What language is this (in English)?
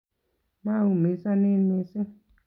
Kalenjin